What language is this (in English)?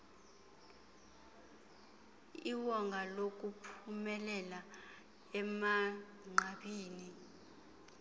Xhosa